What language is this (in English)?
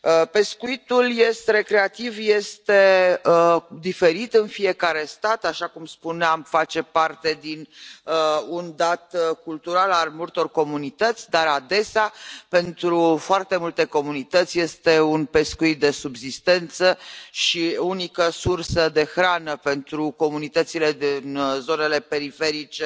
Romanian